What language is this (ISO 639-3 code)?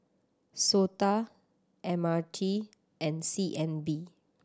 eng